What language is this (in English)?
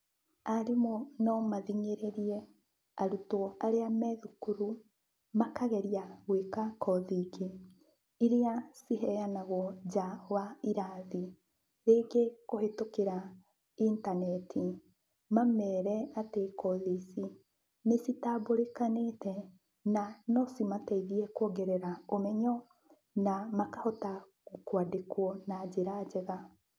Kikuyu